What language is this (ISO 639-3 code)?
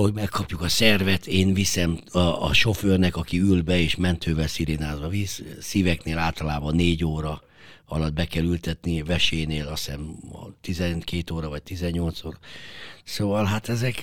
hun